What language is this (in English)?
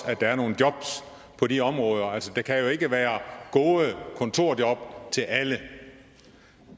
Danish